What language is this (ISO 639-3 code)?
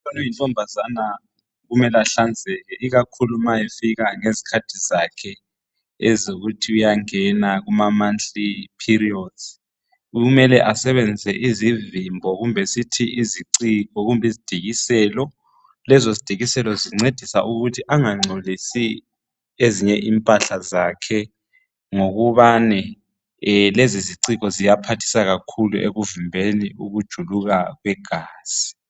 nde